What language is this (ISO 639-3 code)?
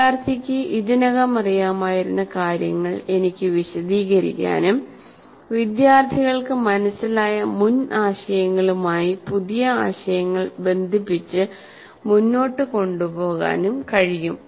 mal